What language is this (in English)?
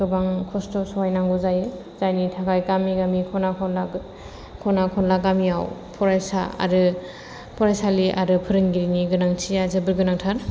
Bodo